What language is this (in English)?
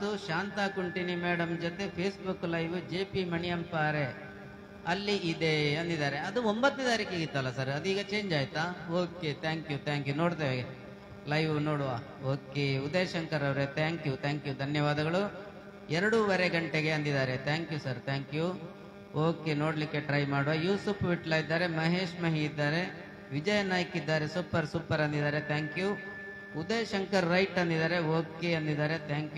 Kannada